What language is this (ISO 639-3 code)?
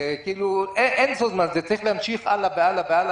heb